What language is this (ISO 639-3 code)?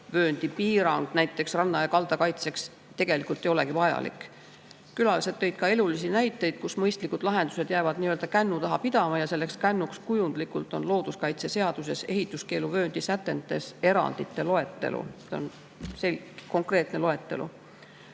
est